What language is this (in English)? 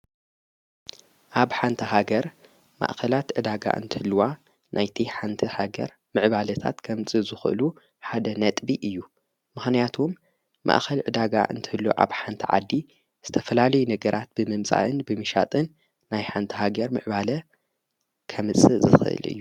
Tigrinya